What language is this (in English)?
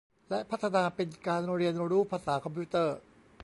Thai